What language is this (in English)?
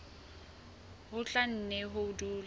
Southern Sotho